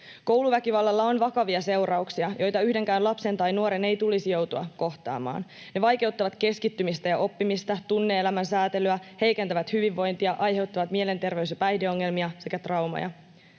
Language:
Finnish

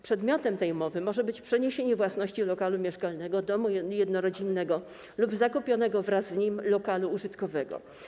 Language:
Polish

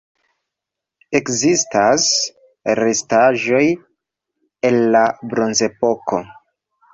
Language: Esperanto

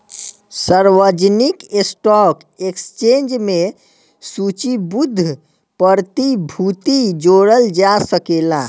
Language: Bhojpuri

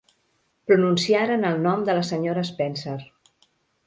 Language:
Catalan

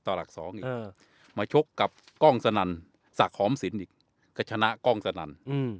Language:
Thai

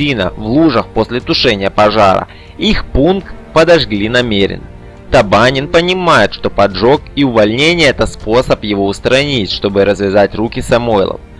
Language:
Russian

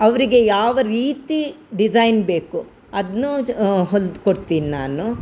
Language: Kannada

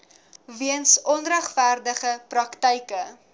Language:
Afrikaans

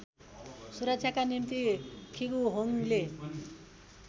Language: Nepali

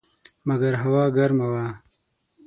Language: Pashto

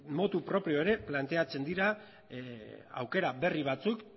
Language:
Basque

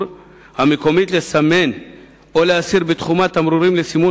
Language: Hebrew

